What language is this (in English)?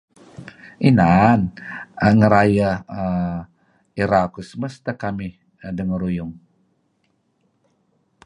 Kelabit